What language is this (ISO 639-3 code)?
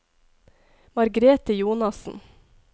nor